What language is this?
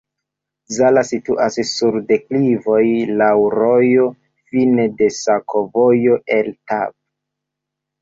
Esperanto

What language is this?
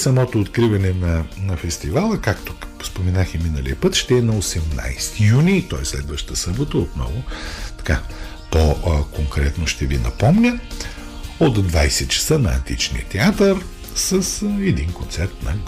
Bulgarian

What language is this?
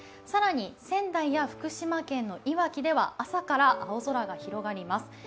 Japanese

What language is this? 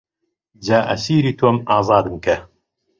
Central Kurdish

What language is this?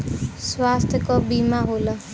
Bhojpuri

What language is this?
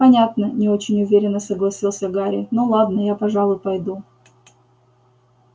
Russian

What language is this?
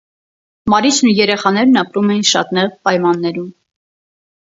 Armenian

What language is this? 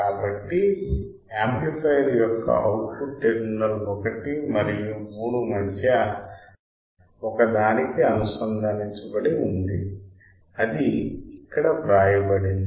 Telugu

